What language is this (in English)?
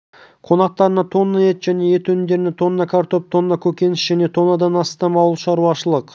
Kazakh